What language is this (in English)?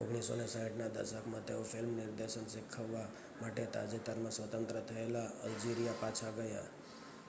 Gujarati